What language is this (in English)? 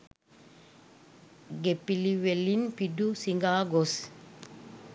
Sinhala